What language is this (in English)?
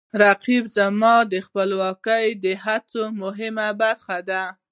Pashto